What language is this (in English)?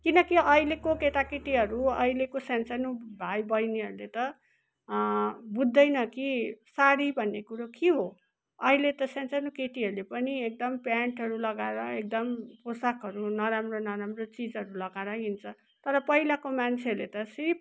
Nepali